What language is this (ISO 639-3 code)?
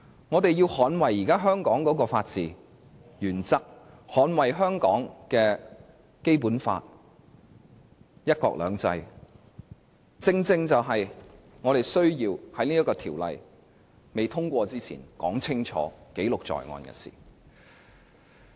yue